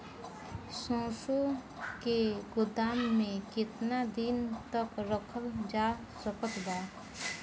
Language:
Bhojpuri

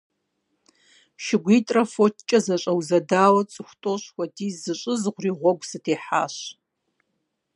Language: Kabardian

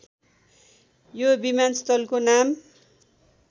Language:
Nepali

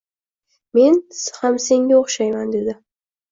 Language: Uzbek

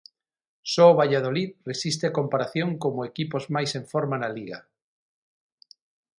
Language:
Galician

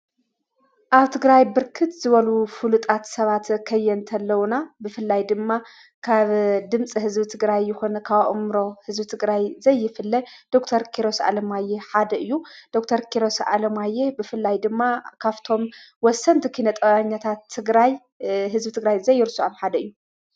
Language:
Tigrinya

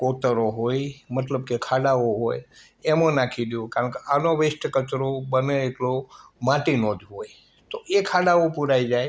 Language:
Gujarati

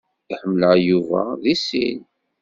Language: Kabyle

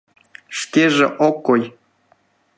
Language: Mari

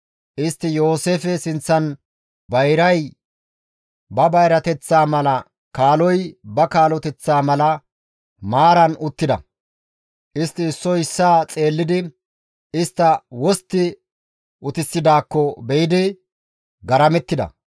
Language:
Gamo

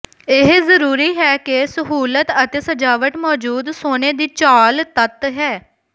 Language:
Punjabi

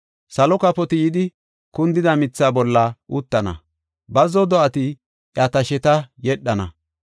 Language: Gofa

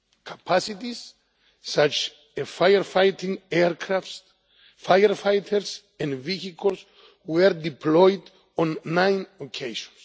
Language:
English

